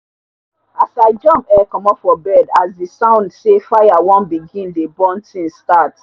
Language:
Nigerian Pidgin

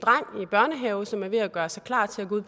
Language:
Danish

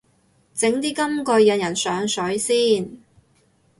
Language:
Cantonese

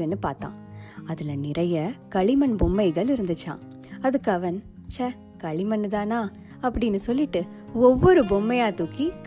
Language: Tamil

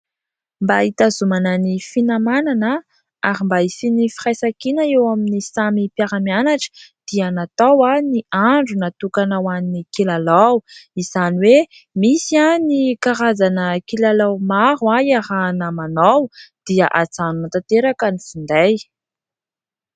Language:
Malagasy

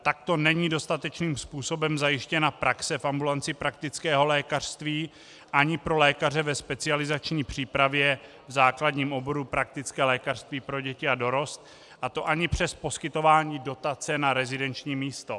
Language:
Czech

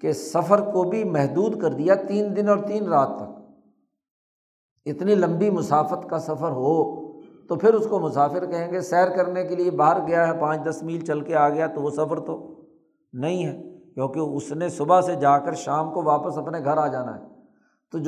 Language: Urdu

